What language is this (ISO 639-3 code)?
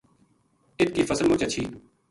gju